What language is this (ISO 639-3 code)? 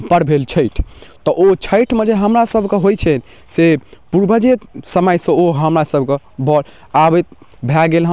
mai